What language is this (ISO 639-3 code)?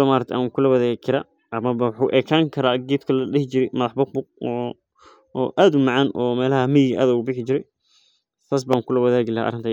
som